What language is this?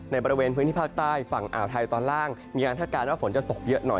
Thai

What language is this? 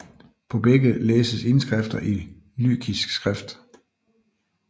Danish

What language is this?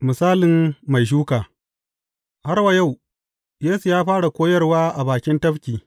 Hausa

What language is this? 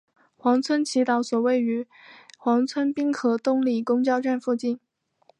Chinese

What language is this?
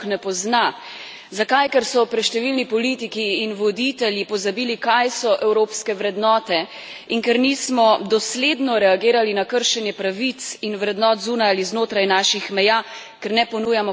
Slovenian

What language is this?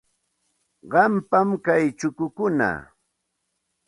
Santa Ana de Tusi Pasco Quechua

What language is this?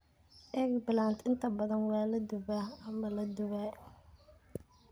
Somali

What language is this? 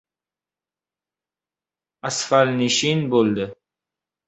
Uzbek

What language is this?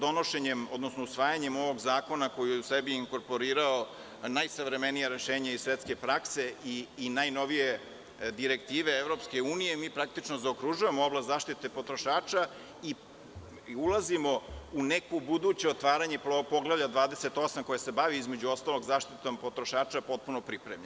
Serbian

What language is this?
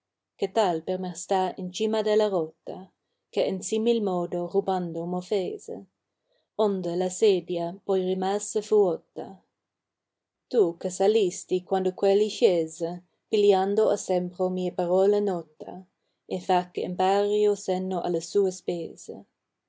Italian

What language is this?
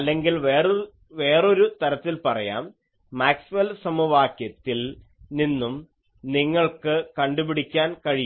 Malayalam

